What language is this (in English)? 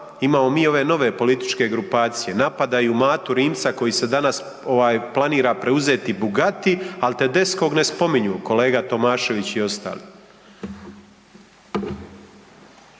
Croatian